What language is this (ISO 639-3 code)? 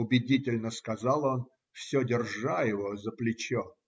rus